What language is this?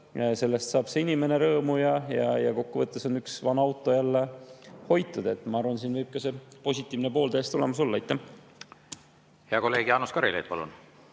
Estonian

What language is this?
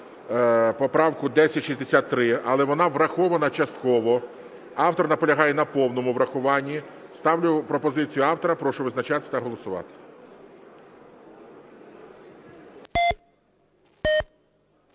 Ukrainian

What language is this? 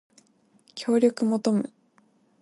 Japanese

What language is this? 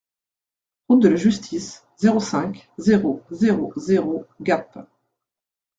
French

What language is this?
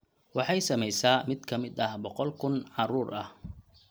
Somali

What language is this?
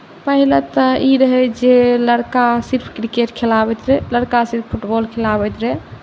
Maithili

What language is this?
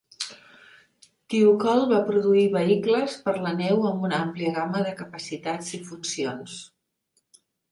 Catalan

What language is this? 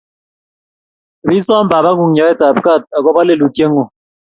Kalenjin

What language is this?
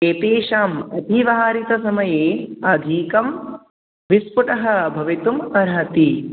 Sanskrit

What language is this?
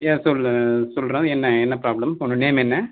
Tamil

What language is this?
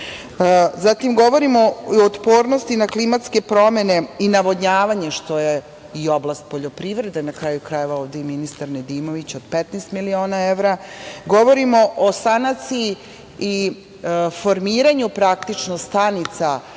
Serbian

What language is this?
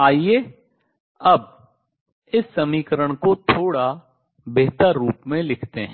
Hindi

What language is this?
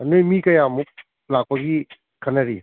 Manipuri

